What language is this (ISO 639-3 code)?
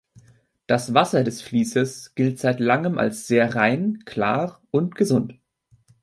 deu